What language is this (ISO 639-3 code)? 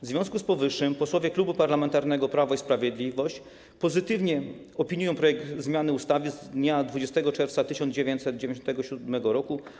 pol